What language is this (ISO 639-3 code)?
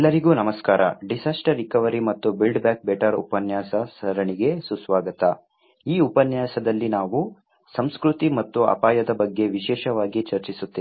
kan